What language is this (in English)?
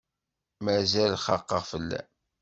Kabyle